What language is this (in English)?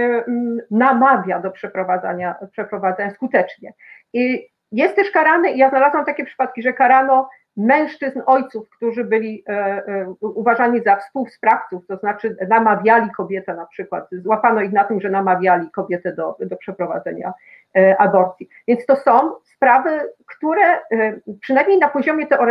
Polish